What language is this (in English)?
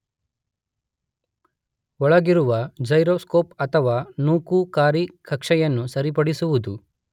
Kannada